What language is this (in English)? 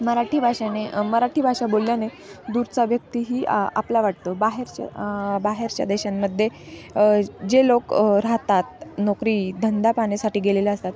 Marathi